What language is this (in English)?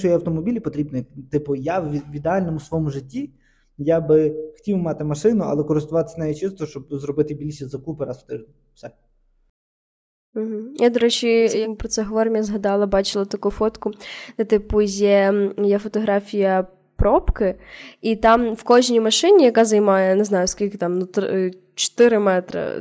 Ukrainian